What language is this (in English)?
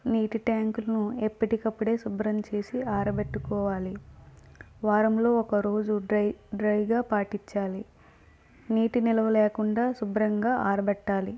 Telugu